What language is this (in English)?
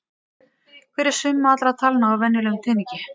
Icelandic